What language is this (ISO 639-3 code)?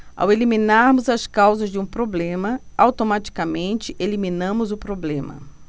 por